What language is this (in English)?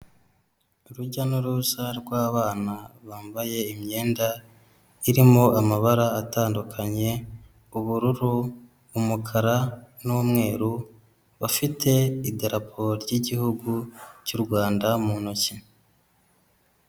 Kinyarwanda